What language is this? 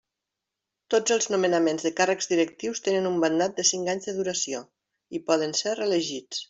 Catalan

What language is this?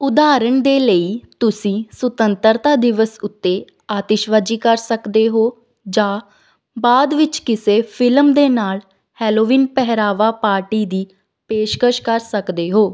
Punjabi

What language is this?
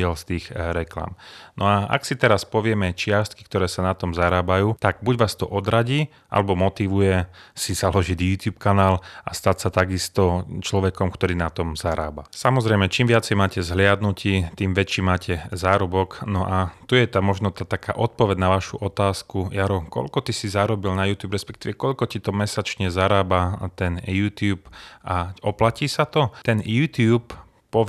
Slovak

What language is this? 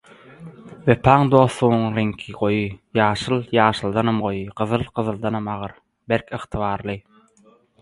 Turkmen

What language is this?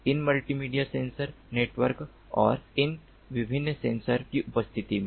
Hindi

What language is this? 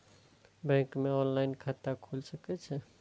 Maithili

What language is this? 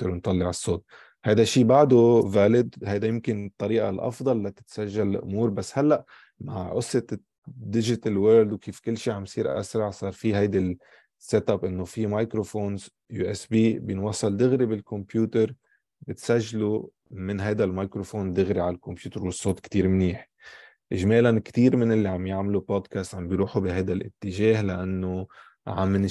Arabic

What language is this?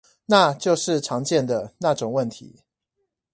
Chinese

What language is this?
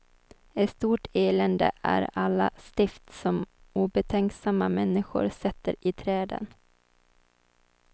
Swedish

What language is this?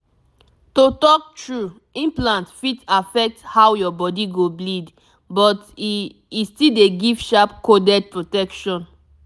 Nigerian Pidgin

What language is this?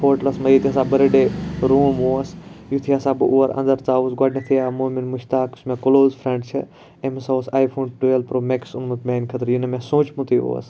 Kashmiri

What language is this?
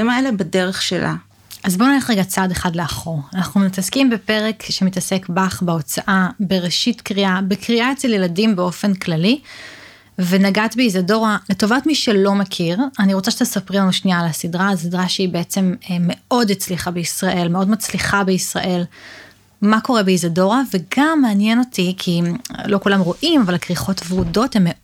Hebrew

